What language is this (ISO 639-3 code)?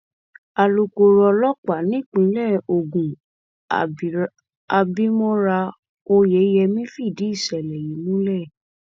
yor